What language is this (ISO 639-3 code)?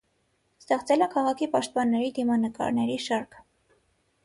hye